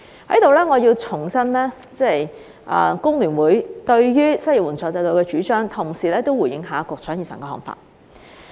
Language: Cantonese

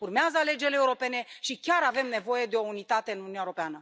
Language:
Romanian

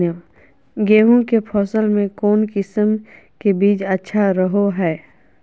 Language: Magahi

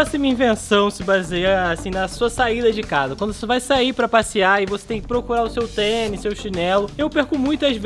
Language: Portuguese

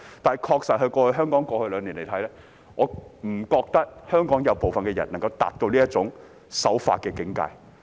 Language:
Cantonese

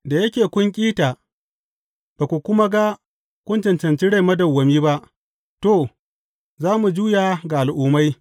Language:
Hausa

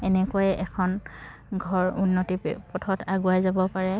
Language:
Assamese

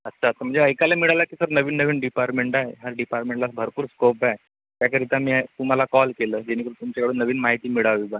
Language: Marathi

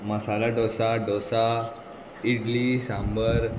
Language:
Konkani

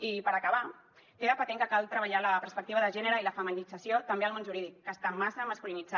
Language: Catalan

